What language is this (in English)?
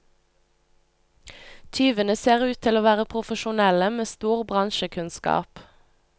Norwegian